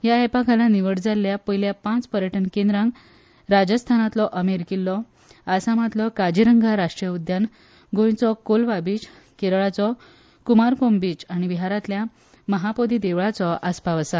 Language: Konkani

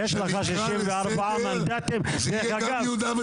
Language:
Hebrew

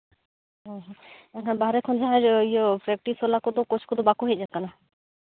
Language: Santali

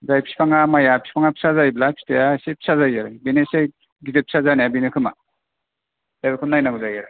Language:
Bodo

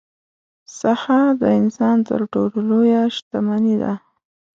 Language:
Pashto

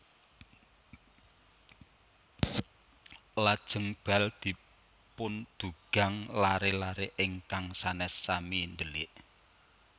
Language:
Javanese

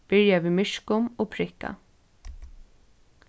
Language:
Faroese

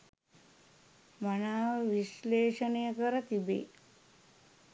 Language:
Sinhala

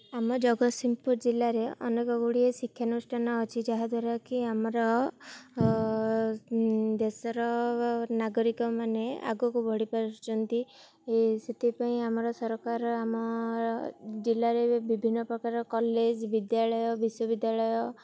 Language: Odia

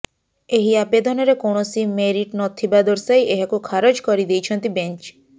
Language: Odia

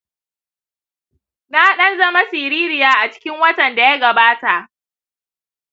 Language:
Hausa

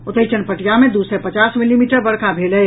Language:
Maithili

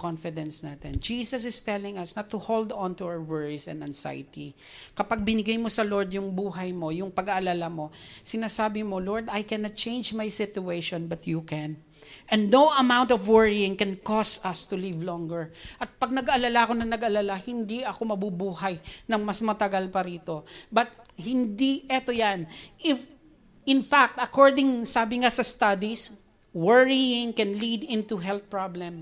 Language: Filipino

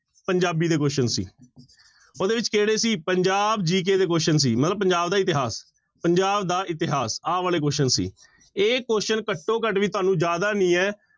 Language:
Punjabi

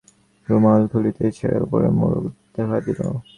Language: Bangla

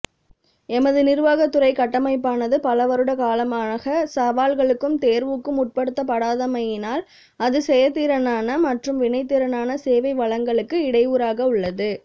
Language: Tamil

